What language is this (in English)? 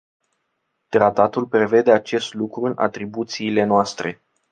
Romanian